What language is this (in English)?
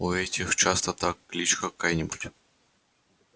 Russian